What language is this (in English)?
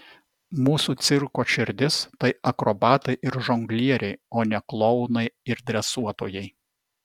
Lithuanian